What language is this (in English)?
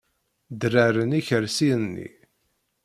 Kabyle